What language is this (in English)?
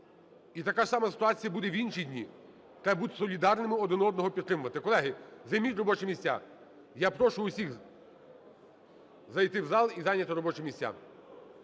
Ukrainian